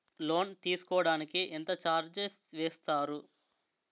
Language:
Telugu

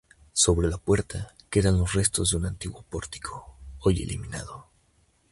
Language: Spanish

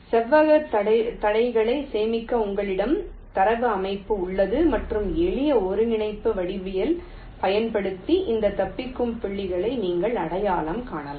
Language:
Tamil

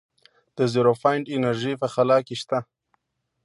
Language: Pashto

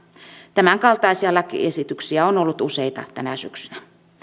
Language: Finnish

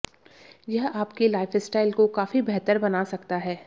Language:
Hindi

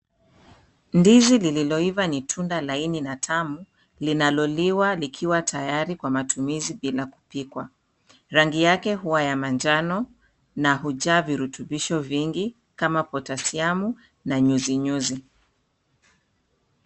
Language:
Swahili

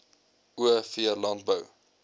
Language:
Afrikaans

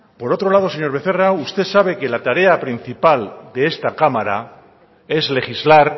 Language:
Spanish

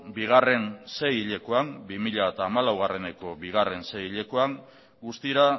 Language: Basque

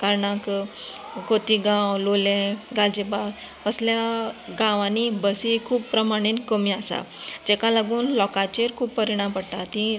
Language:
Konkani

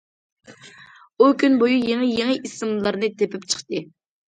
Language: Uyghur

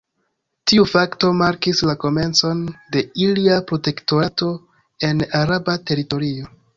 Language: Esperanto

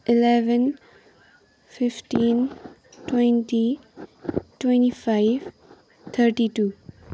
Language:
Nepali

